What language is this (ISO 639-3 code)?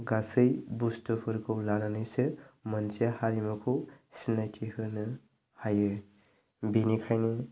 brx